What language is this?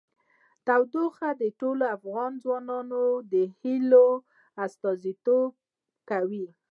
Pashto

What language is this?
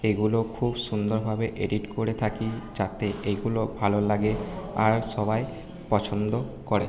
Bangla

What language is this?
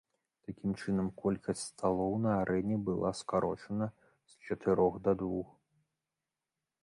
Belarusian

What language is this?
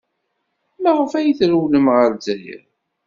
Kabyle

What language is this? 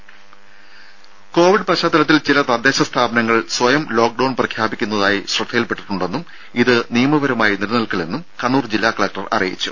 Malayalam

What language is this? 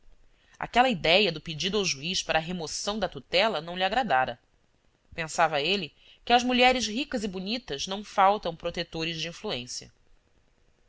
Portuguese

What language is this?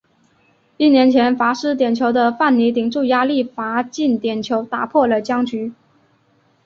Chinese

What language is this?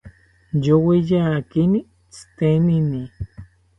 South Ucayali Ashéninka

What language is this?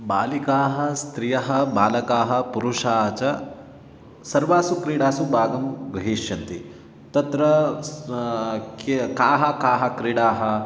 Sanskrit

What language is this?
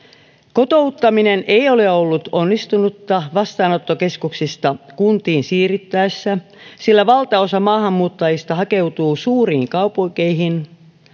Finnish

